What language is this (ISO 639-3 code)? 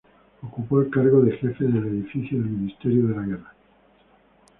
spa